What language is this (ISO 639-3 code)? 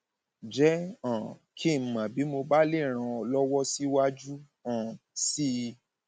yor